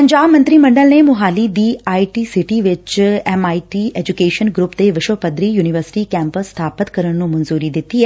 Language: Punjabi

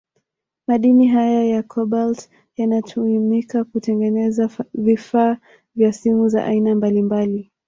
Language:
Swahili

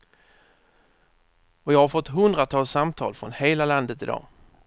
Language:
Swedish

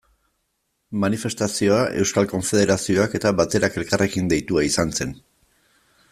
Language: Basque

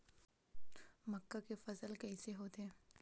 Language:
Chhattisgarhi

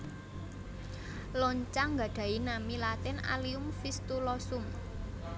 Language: Javanese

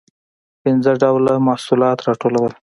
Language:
Pashto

